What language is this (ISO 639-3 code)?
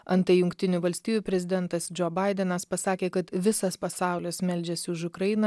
lit